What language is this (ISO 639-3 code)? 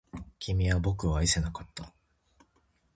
jpn